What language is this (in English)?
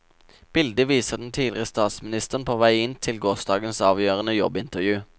Norwegian